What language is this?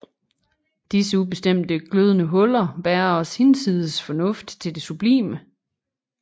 Danish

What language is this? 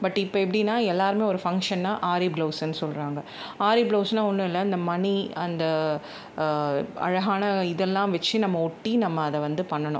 Tamil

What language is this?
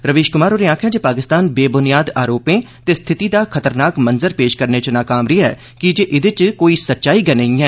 Dogri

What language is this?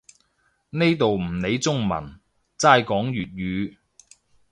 Cantonese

